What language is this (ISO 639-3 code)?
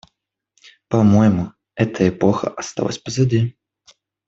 rus